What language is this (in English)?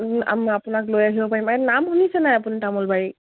Assamese